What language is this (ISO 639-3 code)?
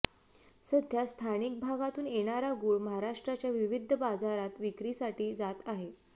mar